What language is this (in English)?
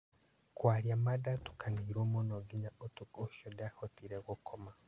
Kikuyu